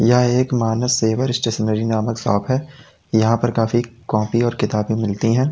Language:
Hindi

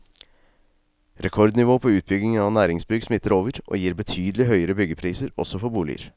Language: Norwegian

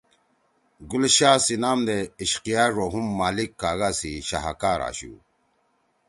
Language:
Torwali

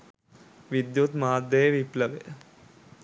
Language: Sinhala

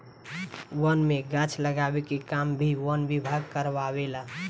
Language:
Bhojpuri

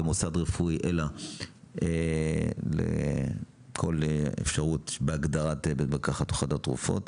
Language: Hebrew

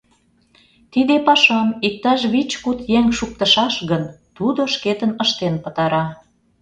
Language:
Mari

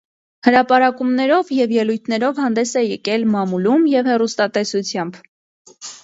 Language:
Armenian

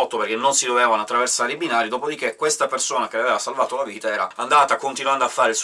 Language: Italian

